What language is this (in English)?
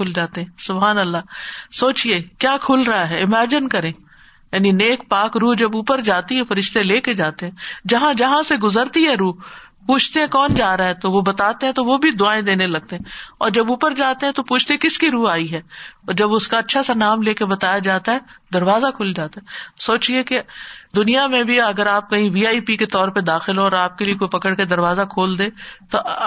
Urdu